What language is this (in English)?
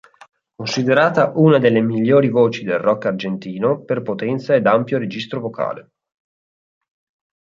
Italian